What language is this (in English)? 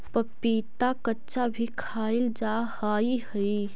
Magahi